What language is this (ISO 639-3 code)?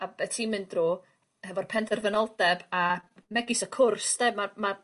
cym